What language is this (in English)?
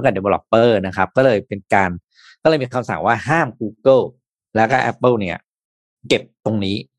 Thai